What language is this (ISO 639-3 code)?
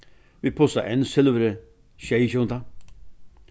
fao